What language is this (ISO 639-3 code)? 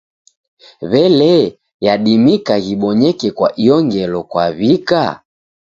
dav